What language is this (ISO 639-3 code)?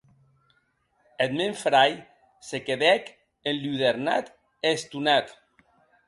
oci